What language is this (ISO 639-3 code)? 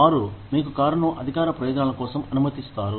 tel